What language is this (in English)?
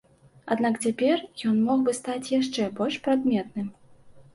Belarusian